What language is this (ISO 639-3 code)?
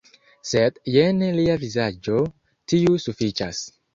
epo